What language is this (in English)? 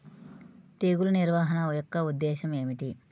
Telugu